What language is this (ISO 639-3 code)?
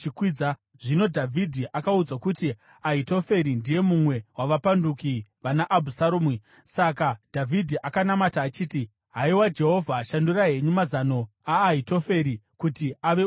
sna